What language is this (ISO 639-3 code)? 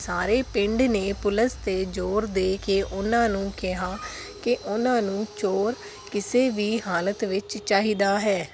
pan